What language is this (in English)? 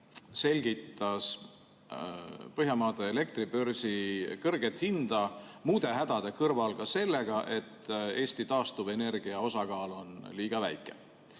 Estonian